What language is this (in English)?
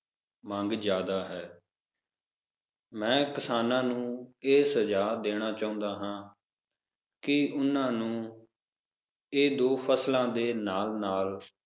Punjabi